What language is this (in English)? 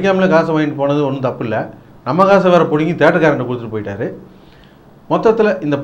Danish